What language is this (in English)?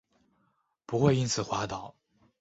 Chinese